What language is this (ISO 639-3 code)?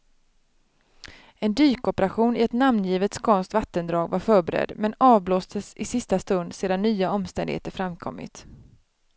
swe